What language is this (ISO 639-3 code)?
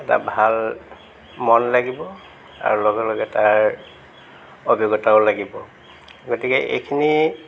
asm